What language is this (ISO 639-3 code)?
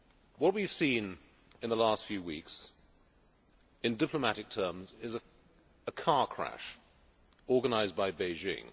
eng